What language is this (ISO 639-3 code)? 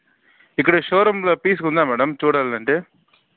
tel